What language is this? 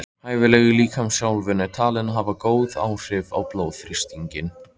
Icelandic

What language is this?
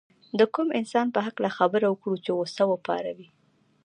Pashto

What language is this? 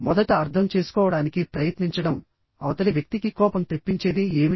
Telugu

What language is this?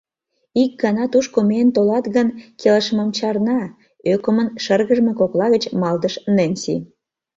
Mari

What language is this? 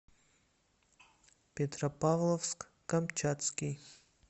Russian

